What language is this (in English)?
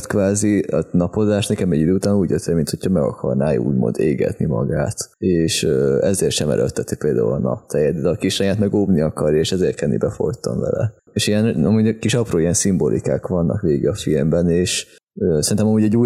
Hungarian